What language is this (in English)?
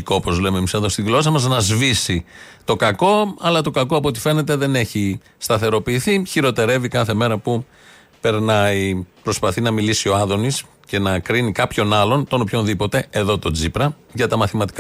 Greek